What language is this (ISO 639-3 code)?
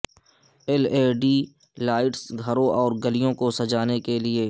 urd